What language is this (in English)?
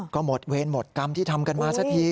Thai